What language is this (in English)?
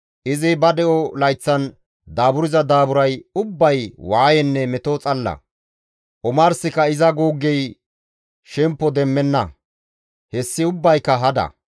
Gamo